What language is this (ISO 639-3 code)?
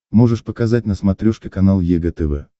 rus